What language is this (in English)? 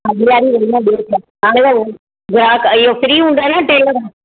Sindhi